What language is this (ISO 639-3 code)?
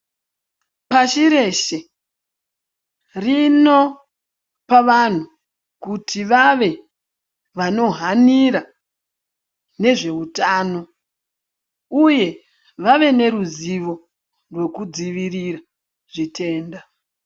ndc